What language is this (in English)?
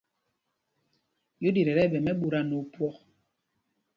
Mpumpong